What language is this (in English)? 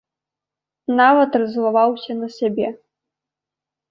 Belarusian